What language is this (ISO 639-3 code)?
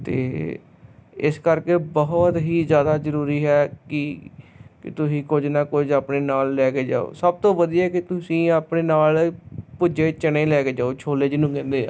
pan